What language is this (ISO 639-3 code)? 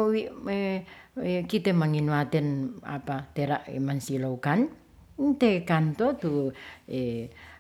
rth